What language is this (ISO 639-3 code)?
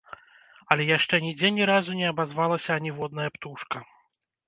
bel